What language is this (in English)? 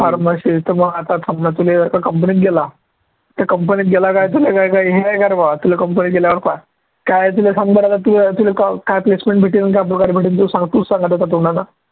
Marathi